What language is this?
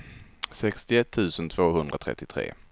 Swedish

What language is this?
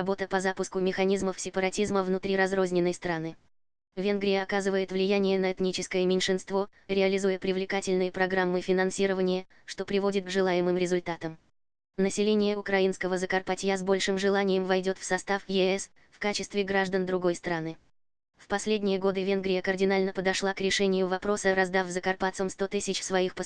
Russian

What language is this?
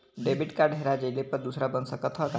Bhojpuri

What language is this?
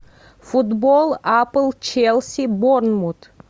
Russian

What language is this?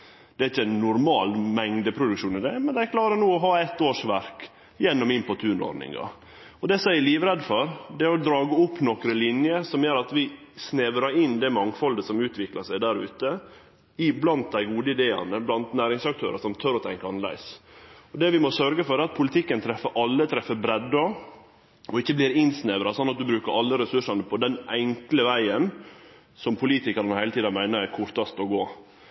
Norwegian Nynorsk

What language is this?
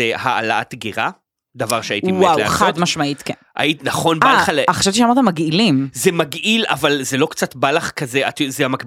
Hebrew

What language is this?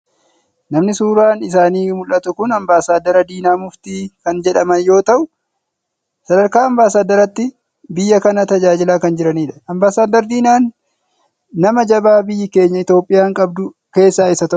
Oromo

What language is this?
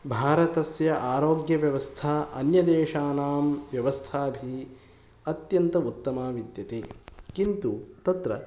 Sanskrit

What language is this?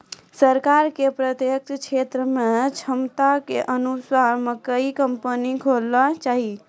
Maithili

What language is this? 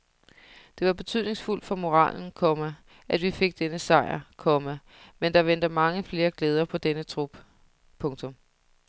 Danish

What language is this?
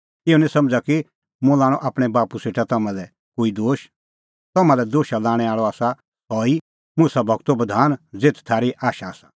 Kullu Pahari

